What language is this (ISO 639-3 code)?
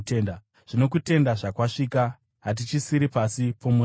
sna